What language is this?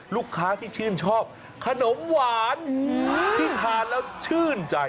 Thai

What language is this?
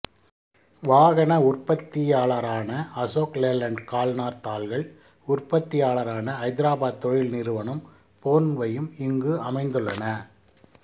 Tamil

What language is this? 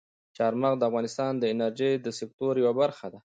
Pashto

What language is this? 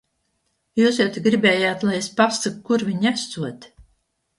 Latvian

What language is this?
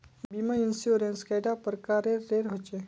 Magahi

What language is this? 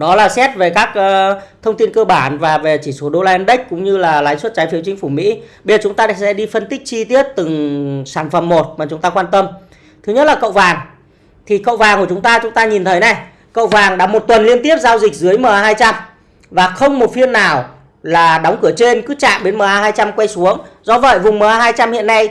Vietnamese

